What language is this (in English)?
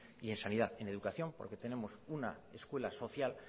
Spanish